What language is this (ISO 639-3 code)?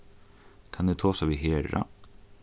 fao